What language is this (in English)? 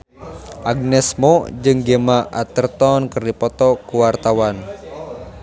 Sundanese